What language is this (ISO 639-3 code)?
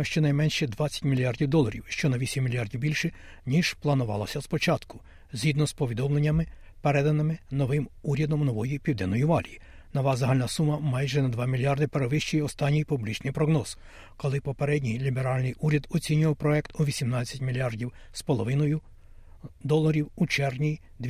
ukr